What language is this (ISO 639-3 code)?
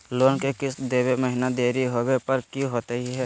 mag